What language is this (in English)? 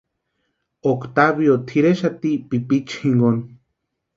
Western Highland Purepecha